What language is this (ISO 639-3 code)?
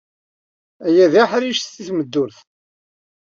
kab